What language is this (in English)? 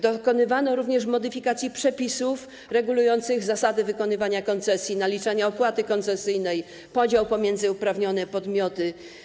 Polish